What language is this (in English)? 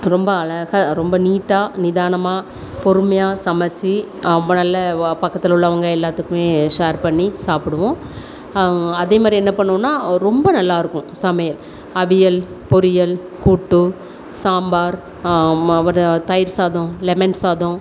Tamil